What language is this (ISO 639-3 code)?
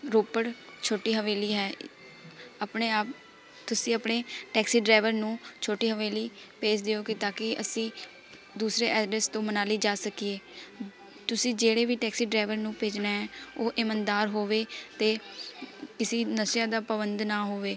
pan